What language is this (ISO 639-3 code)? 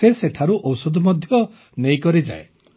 ori